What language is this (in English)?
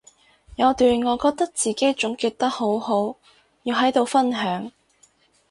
Cantonese